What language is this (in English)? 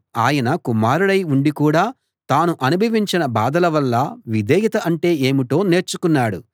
Telugu